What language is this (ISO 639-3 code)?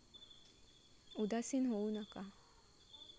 mar